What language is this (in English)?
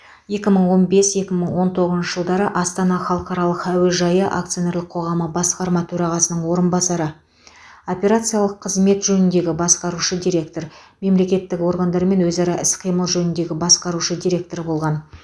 Kazakh